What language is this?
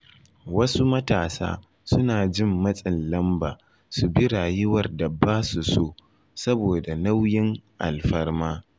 Hausa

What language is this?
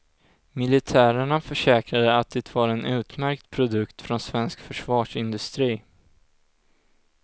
Swedish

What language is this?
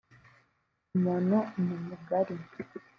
Kinyarwanda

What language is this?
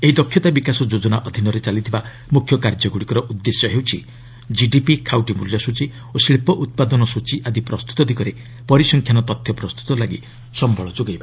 Odia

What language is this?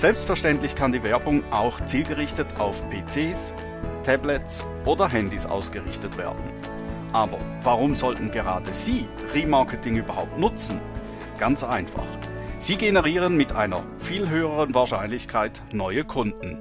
German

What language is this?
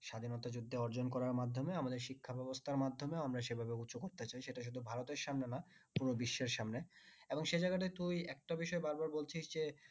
Bangla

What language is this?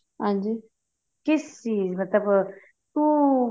Punjabi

